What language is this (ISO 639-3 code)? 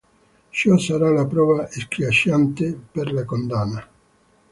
ita